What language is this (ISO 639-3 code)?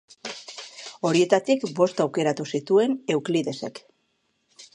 eus